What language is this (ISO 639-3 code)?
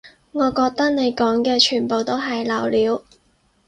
yue